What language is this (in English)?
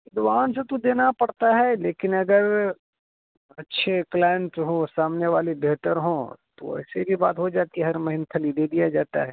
Urdu